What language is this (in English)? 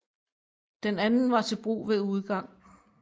Danish